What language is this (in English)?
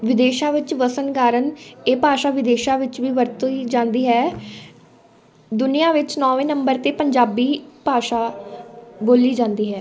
Punjabi